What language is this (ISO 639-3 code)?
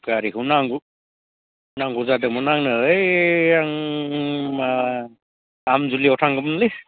brx